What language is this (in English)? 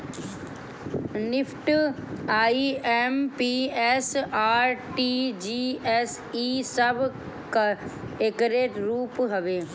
Bhojpuri